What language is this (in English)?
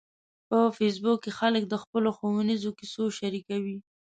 Pashto